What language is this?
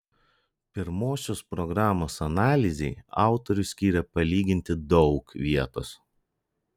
Lithuanian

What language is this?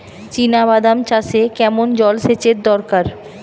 Bangla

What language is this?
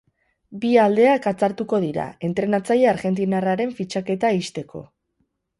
Basque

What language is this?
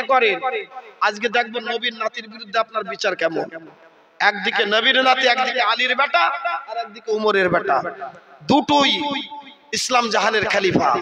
Bangla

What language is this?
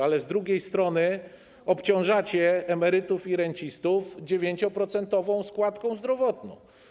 Polish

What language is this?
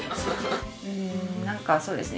Japanese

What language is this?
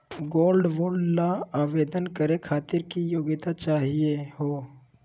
Magahi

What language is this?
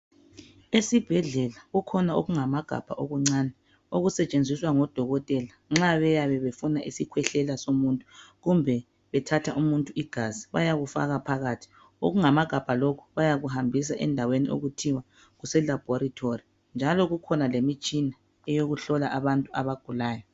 North Ndebele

